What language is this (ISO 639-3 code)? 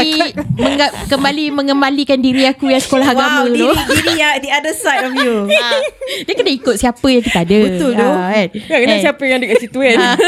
msa